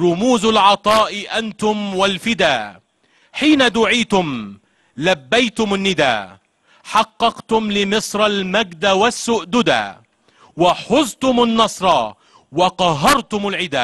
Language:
Arabic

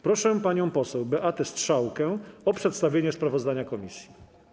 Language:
Polish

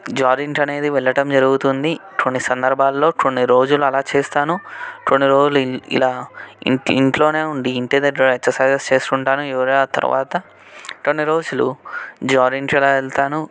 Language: Telugu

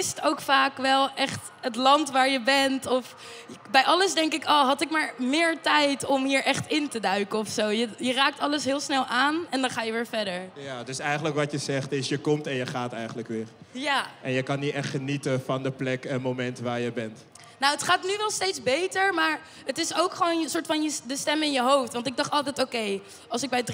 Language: Dutch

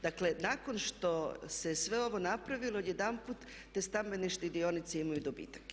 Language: Croatian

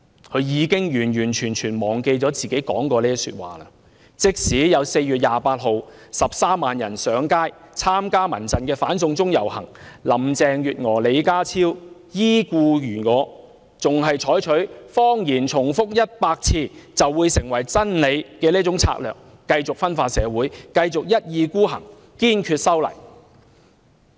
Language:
Cantonese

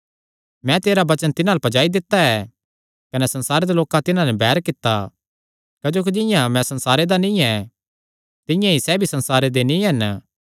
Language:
Kangri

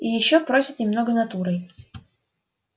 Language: Russian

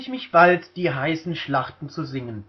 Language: German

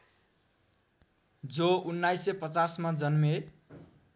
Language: Nepali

